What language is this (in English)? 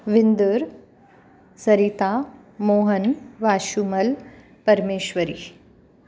Sindhi